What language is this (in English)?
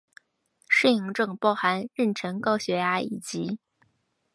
Chinese